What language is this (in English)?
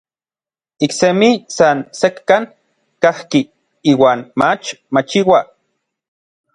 Orizaba Nahuatl